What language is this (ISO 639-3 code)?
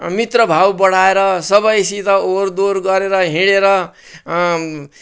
nep